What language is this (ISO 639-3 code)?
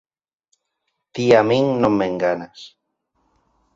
glg